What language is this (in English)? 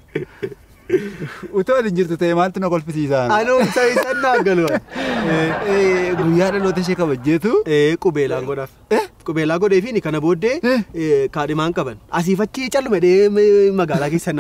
Arabic